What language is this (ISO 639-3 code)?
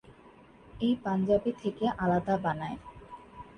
ben